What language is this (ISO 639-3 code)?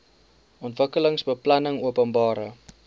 afr